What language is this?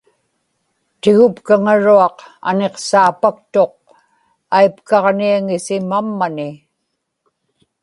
Inupiaq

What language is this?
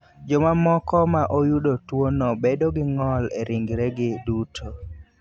Luo (Kenya and Tanzania)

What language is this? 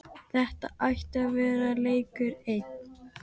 Icelandic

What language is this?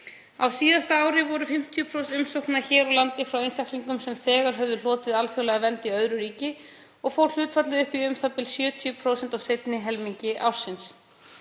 Icelandic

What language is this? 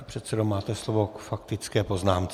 Czech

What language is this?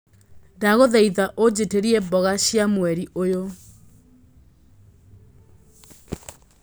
Kikuyu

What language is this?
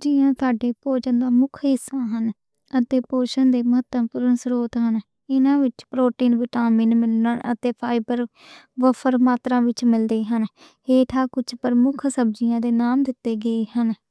Western Panjabi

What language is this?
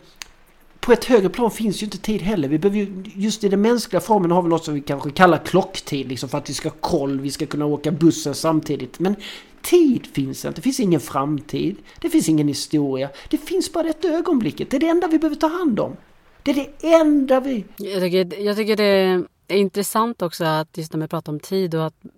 Swedish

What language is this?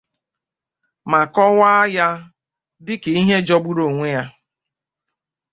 Igbo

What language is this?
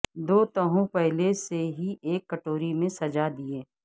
Urdu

